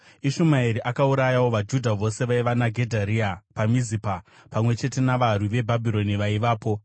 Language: Shona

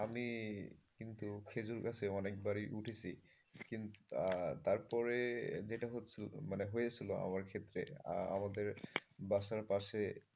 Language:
Bangla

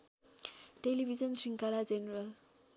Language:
Nepali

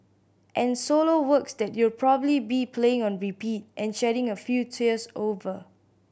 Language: English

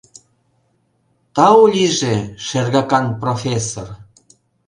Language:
Mari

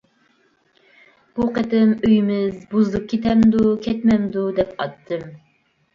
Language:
Uyghur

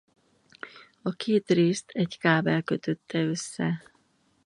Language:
Hungarian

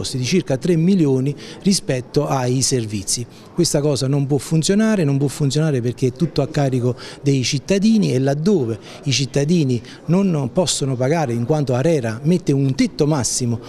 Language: Italian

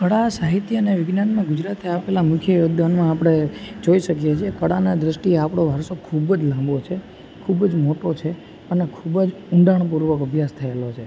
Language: Gujarati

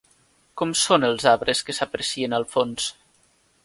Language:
Catalan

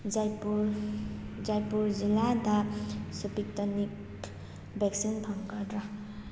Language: Manipuri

